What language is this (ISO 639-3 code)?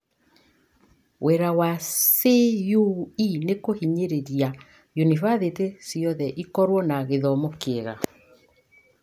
kik